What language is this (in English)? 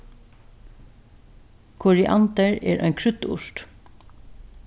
Faroese